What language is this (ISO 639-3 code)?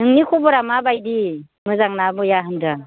brx